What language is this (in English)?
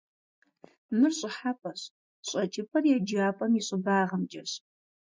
Kabardian